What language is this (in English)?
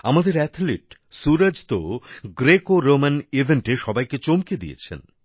Bangla